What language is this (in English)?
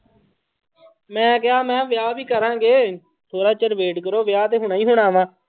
Punjabi